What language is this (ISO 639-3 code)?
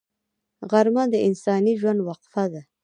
pus